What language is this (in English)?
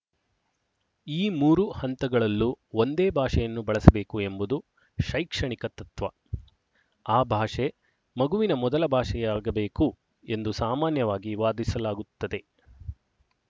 Kannada